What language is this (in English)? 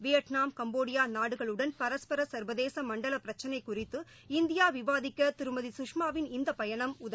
Tamil